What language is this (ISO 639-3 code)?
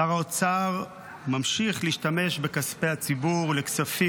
heb